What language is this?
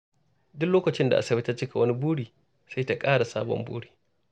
Hausa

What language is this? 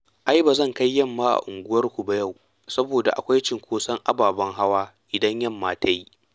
Hausa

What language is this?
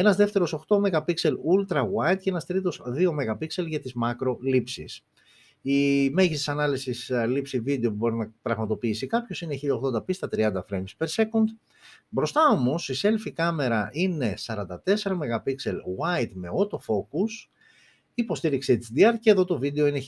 Greek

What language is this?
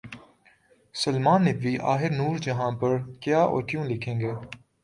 Urdu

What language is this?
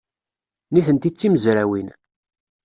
Kabyle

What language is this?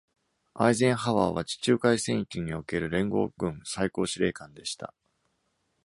Japanese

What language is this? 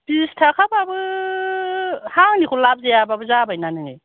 Bodo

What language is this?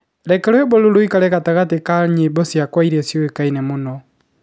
Kikuyu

